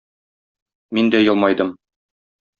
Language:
Tatar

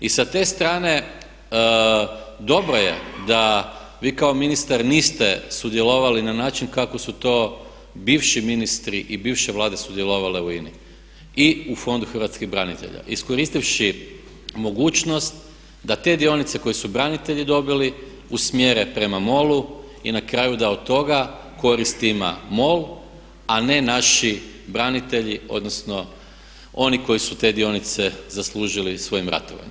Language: Croatian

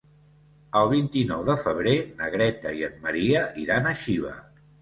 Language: Catalan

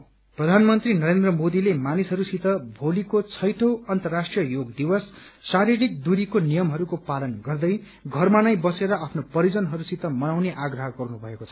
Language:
Nepali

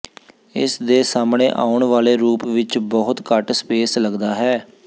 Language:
Punjabi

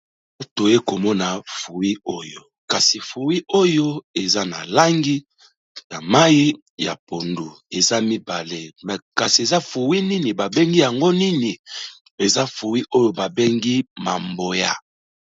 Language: Lingala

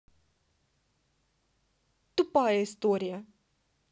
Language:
Russian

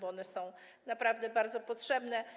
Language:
Polish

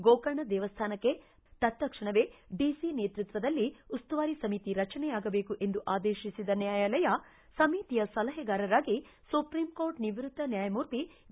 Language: Kannada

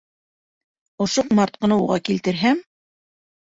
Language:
Bashkir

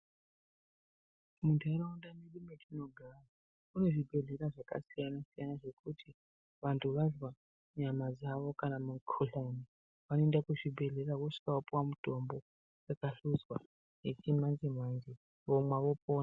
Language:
Ndau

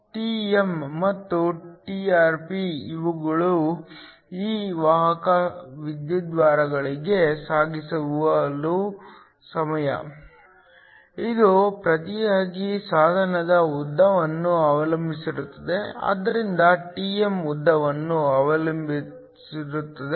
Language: Kannada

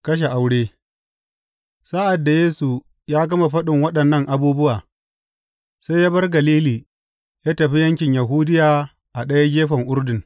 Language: Hausa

